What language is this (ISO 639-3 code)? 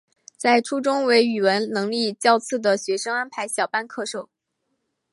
zho